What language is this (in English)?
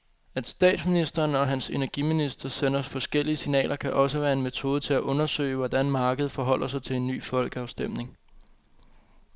Danish